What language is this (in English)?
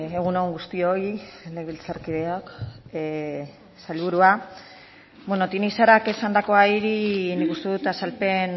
Basque